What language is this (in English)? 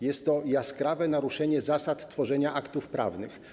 Polish